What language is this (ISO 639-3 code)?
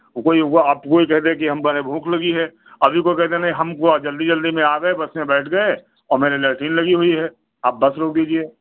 hin